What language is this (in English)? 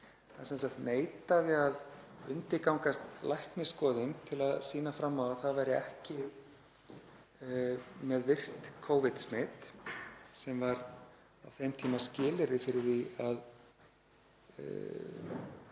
Icelandic